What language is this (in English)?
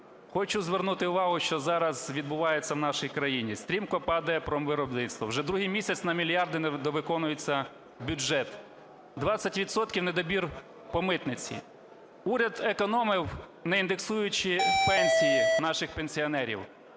Ukrainian